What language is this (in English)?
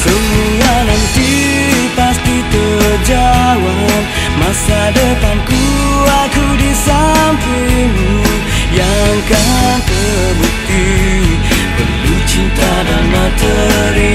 Indonesian